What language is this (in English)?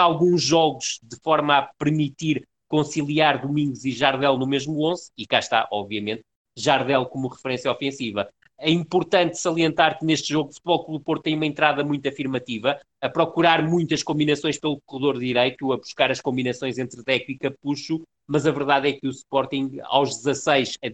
Portuguese